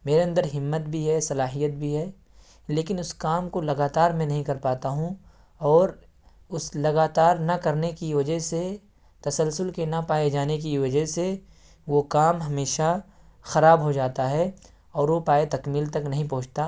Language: Urdu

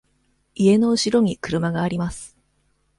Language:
Japanese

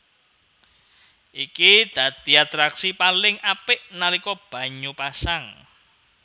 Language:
Javanese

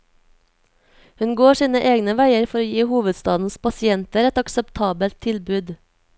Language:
Norwegian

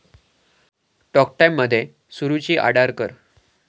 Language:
Marathi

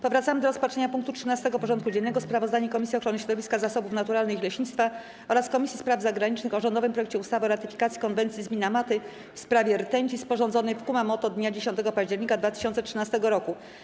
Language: Polish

